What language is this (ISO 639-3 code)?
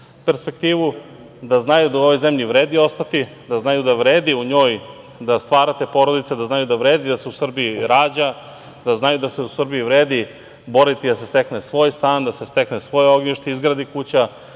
srp